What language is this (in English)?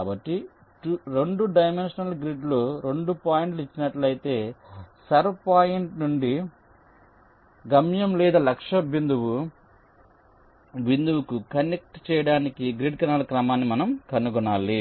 Telugu